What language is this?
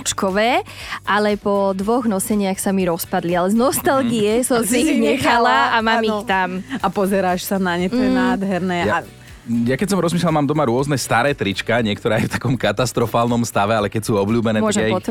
Slovak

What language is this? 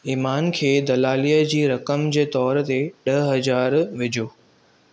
Sindhi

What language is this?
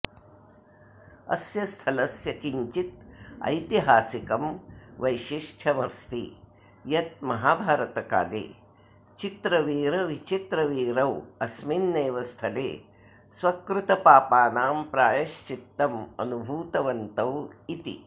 Sanskrit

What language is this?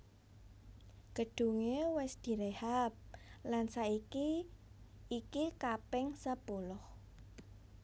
Javanese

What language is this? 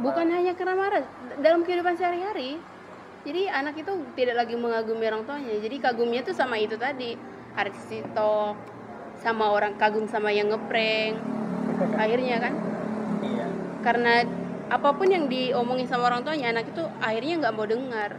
Indonesian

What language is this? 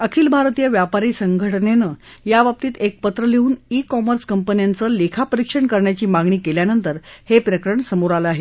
Marathi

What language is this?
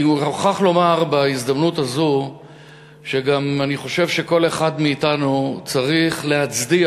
Hebrew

